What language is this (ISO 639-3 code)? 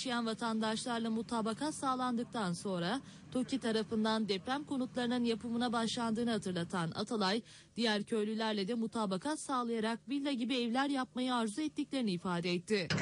tur